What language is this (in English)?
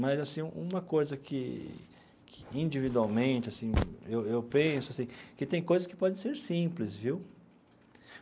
Portuguese